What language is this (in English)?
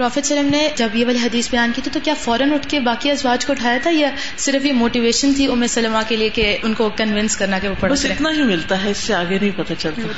Urdu